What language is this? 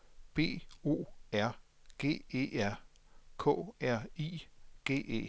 Danish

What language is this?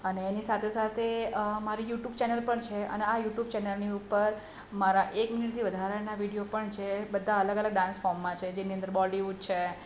Gujarati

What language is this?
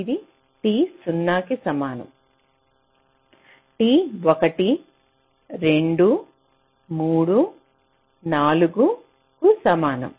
Telugu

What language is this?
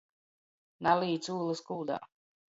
Latgalian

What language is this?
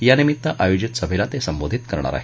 Marathi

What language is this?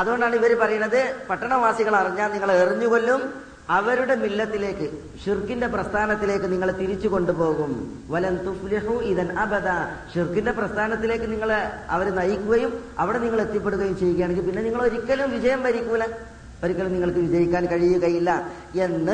Malayalam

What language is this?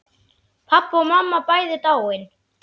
Icelandic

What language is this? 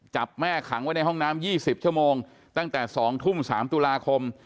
Thai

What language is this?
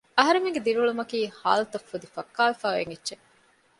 Divehi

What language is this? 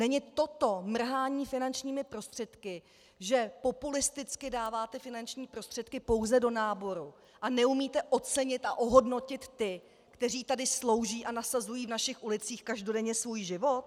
Czech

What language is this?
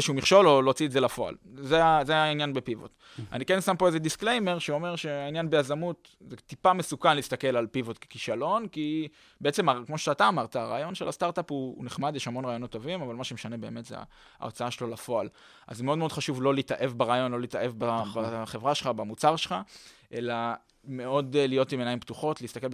Hebrew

